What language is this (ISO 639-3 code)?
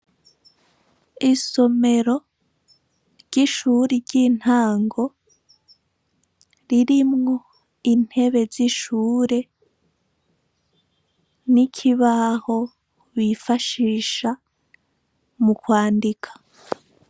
run